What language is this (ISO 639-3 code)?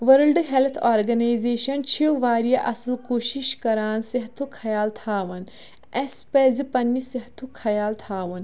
kas